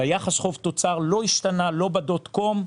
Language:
Hebrew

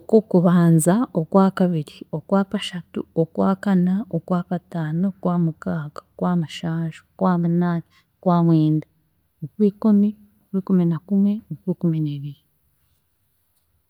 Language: Chiga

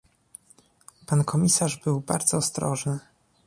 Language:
Polish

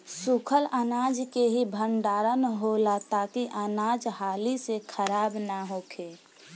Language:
Bhojpuri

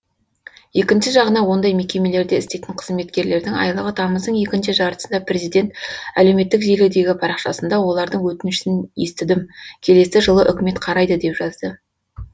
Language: Kazakh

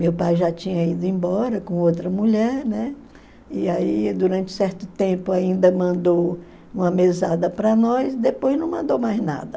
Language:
Portuguese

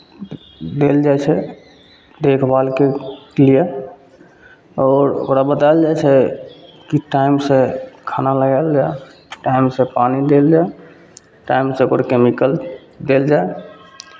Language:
Maithili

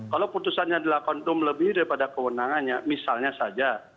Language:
Indonesian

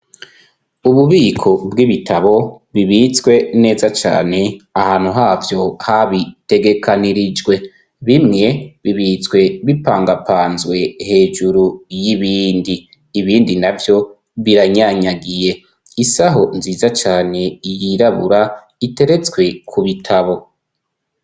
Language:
Rundi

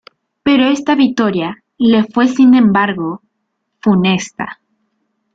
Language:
Spanish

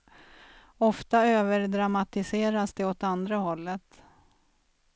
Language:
Swedish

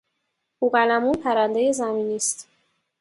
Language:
Persian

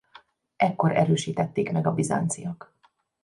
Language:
Hungarian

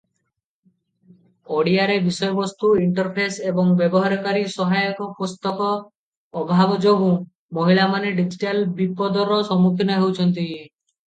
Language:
Odia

